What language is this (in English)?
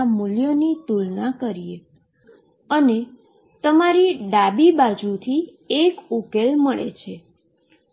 Gujarati